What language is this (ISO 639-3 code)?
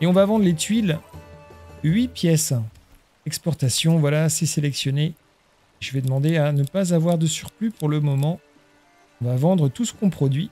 fra